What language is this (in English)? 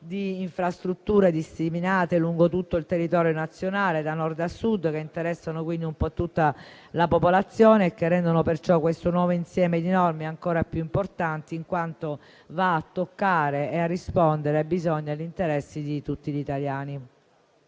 Italian